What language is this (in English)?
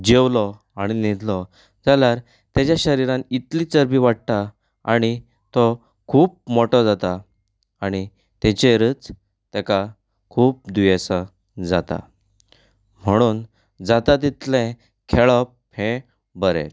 Konkani